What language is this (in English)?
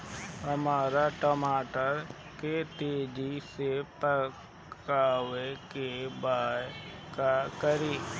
Bhojpuri